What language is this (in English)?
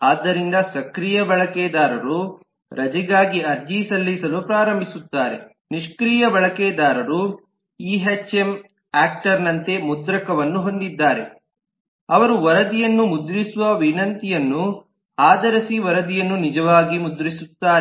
Kannada